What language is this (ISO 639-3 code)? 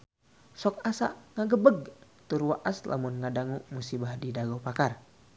sun